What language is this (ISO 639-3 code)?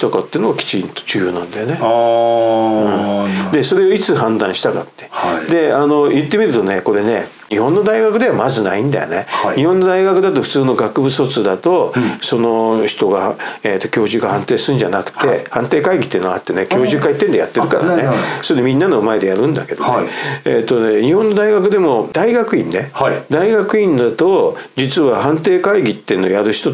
jpn